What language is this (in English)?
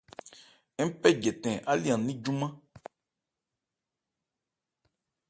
Ebrié